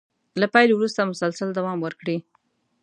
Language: Pashto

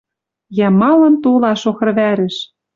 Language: Western Mari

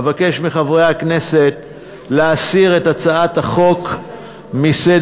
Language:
Hebrew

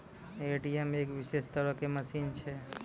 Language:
Maithili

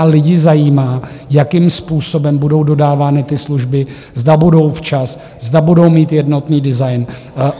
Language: Czech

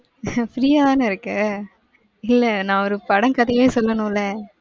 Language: Tamil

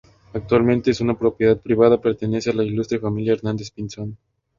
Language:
Spanish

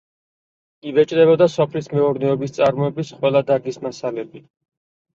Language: Georgian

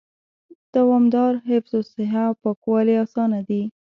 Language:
Pashto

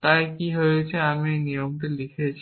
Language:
Bangla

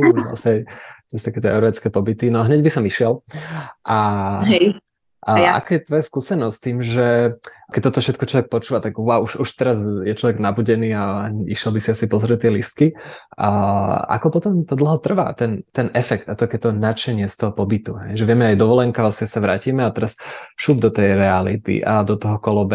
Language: Slovak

